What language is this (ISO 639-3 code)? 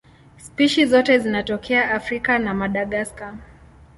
swa